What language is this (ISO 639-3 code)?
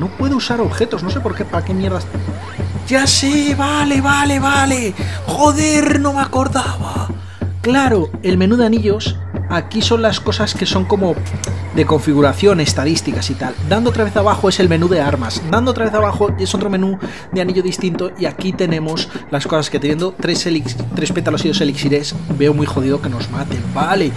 spa